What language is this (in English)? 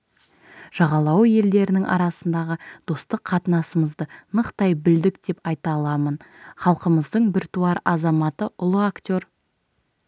Kazakh